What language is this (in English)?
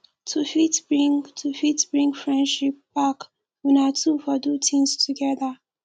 Nigerian Pidgin